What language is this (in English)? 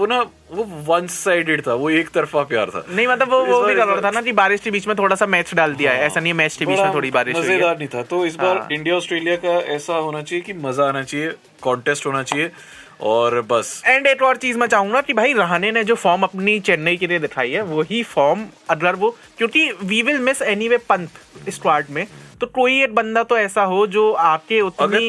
Hindi